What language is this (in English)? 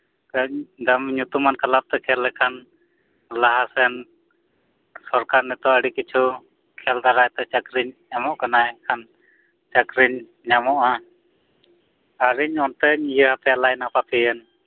Santali